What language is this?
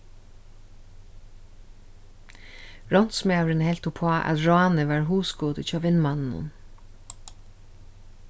Faroese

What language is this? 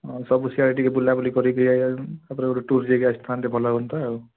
Odia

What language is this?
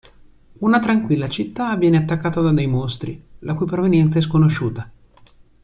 Italian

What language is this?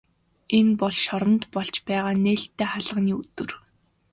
Mongolian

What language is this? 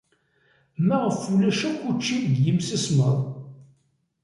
Kabyle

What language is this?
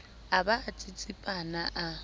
Southern Sotho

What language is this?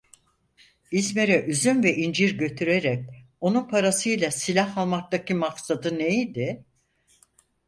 Turkish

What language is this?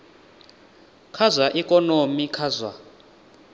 Venda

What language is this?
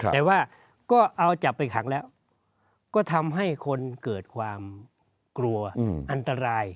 Thai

